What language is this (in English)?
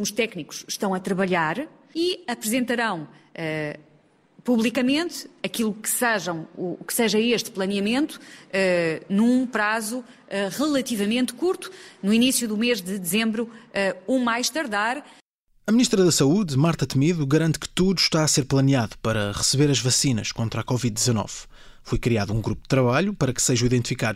Portuguese